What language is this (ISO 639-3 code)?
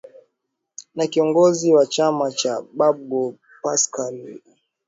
swa